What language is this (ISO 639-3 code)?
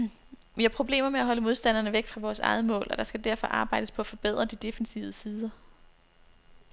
dan